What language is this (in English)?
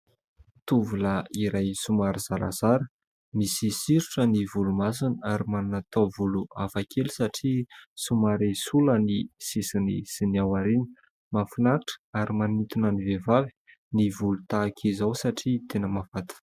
Malagasy